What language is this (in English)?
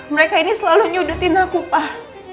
Indonesian